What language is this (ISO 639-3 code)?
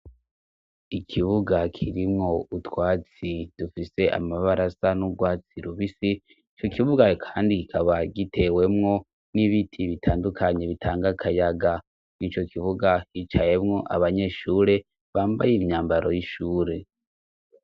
run